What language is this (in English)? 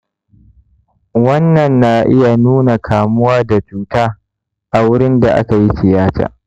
Hausa